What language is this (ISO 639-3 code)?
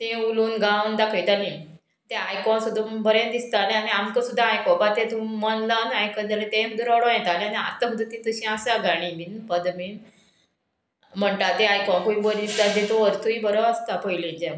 kok